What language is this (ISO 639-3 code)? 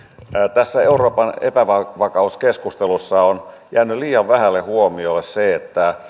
fin